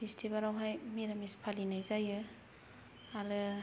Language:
Bodo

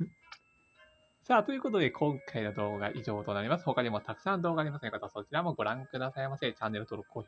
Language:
Japanese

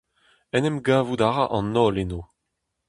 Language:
Breton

